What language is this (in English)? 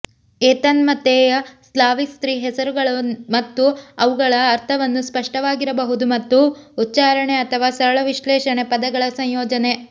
Kannada